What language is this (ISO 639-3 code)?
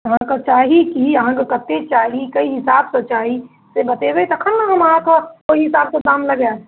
mai